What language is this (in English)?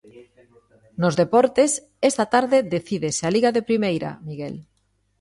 Galician